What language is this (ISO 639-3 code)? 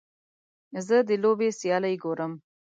pus